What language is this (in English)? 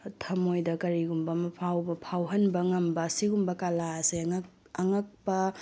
Manipuri